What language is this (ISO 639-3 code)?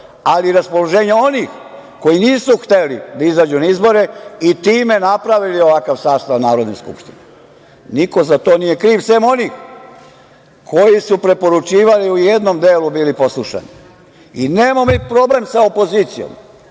srp